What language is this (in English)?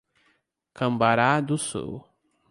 Portuguese